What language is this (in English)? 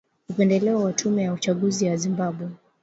Swahili